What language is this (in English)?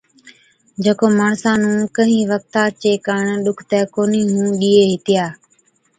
Od